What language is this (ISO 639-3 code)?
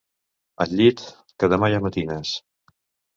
cat